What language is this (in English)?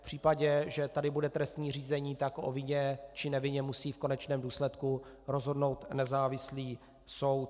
Czech